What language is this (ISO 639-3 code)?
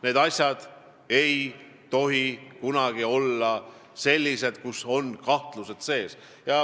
est